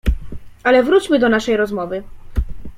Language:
Polish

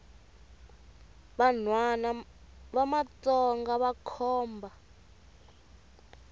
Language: Tsonga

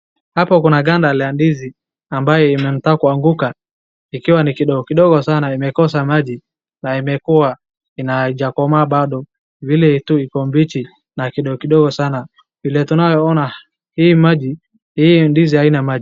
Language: Swahili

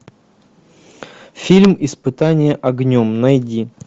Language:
Russian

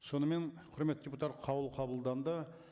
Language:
Kazakh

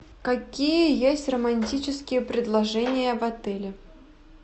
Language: Russian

